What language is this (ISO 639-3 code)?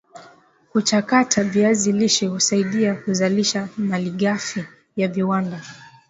swa